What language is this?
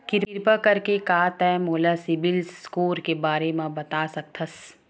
Chhattisgarhi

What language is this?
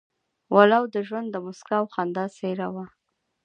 Pashto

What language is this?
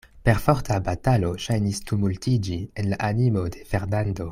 Esperanto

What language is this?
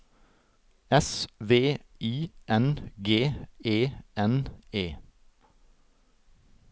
Norwegian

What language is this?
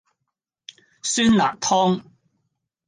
Cantonese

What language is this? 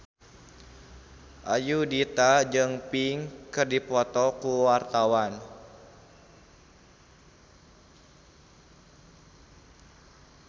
Sundanese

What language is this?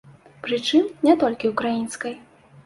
Belarusian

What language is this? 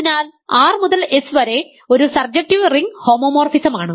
Malayalam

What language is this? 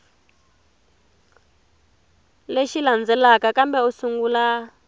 Tsonga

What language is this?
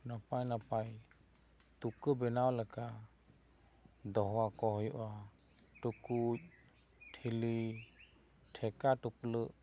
Santali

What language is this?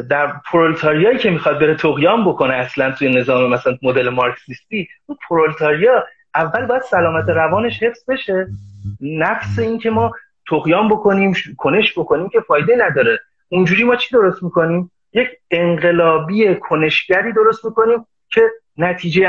Persian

